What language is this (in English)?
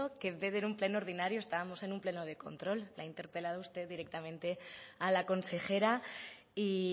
Spanish